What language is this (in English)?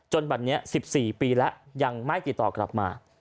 Thai